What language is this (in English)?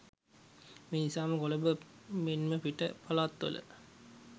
Sinhala